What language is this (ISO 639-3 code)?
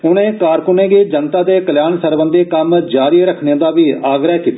doi